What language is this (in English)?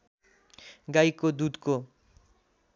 Nepali